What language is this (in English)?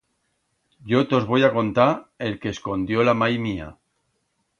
Aragonese